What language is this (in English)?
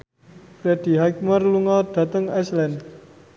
Javanese